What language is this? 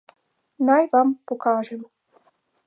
Slovenian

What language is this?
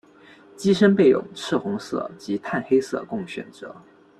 Chinese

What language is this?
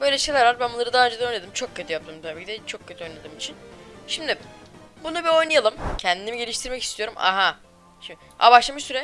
Turkish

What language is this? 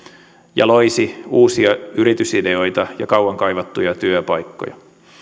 Finnish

